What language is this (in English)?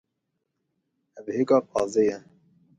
Kurdish